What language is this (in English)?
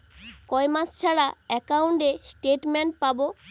Bangla